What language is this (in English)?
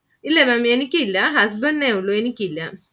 Malayalam